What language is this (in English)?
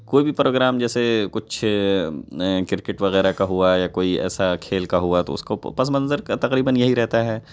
Urdu